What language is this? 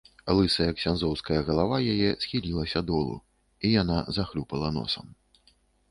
Belarusian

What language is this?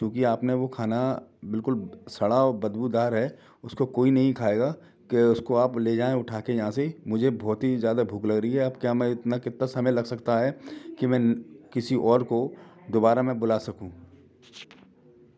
Hindi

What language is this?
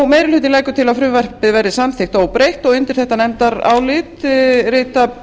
Icelandic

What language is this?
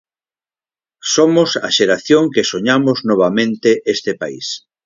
Galician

